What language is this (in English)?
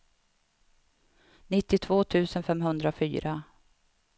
Swedish